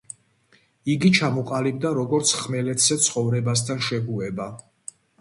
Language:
Georgian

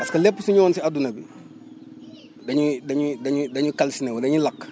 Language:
Wolof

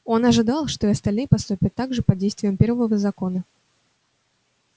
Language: Russian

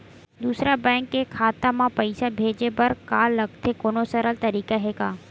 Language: Chhattisgarhi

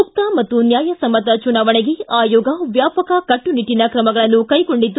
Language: Kannada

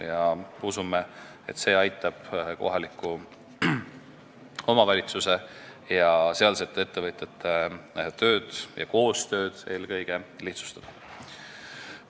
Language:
Estonian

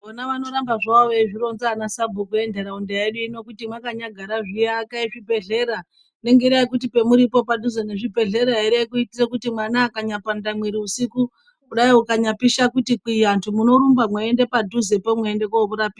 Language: Ndau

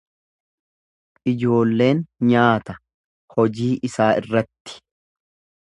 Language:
Oromo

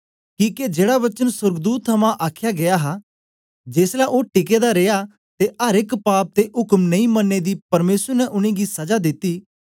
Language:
Dogri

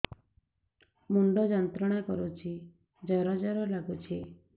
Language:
Odia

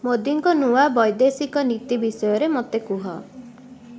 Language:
Odia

